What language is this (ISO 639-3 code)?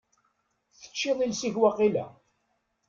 kab